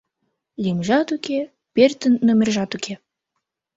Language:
Mari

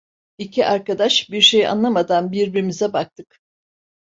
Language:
Turkish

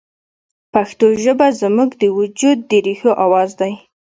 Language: Pashto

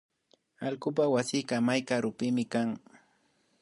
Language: Imbabura Highland Quichua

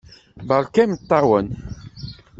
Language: Kabyle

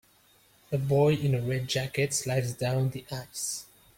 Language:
English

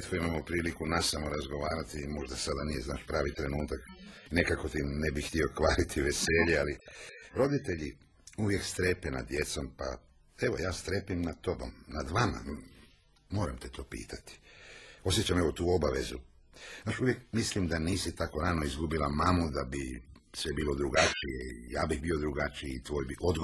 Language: Croatian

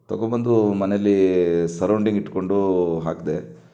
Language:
Kannada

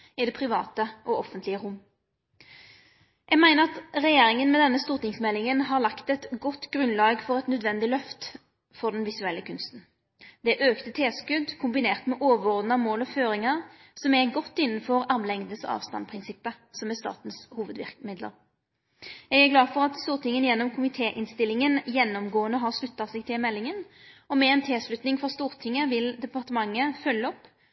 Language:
Norwegian Nynorsk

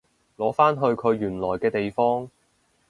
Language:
Cantonese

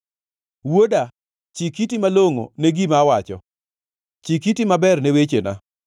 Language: Luo (Kenya and Tanzania)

